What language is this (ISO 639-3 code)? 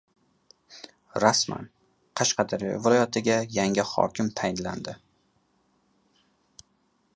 uzb